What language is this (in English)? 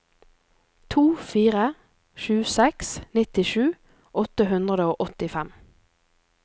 Norwegian